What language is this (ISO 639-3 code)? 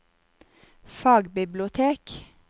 nor